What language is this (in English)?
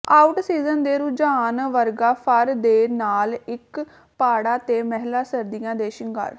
Punjabi